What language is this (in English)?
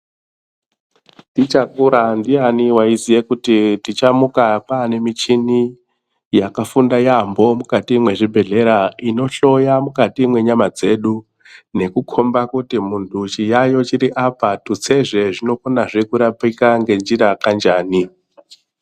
Ndau